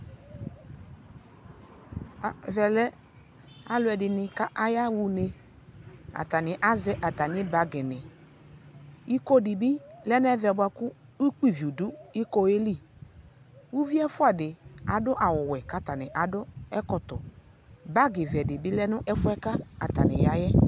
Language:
Ikposo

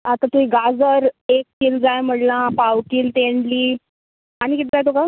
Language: Konkani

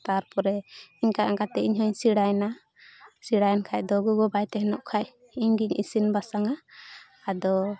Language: Santali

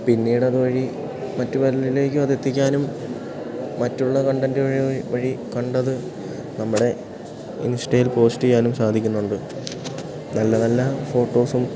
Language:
Malayalam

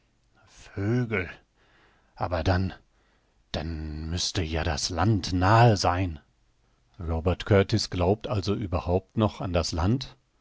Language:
German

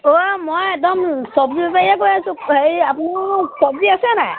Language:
Assamese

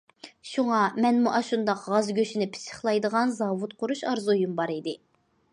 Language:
Uyghur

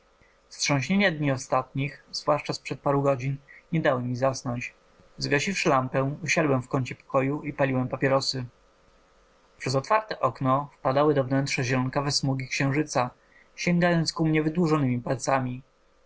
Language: Polish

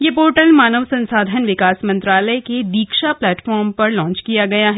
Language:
Hindi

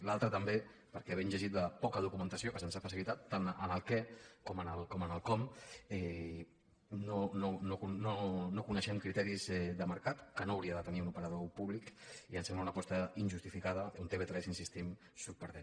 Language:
Catalan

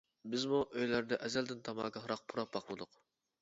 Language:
Uyghur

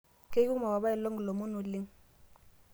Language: Masai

